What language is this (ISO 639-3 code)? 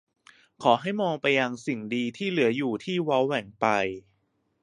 tha